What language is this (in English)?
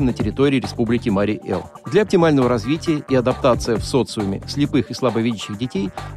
Russian